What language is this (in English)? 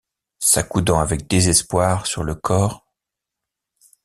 French